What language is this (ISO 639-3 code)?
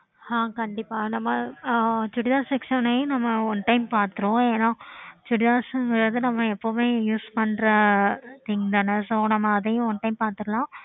tam